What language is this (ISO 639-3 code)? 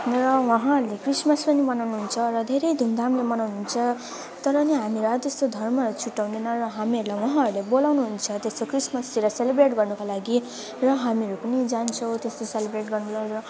nep